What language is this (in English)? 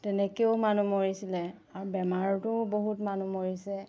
Assamese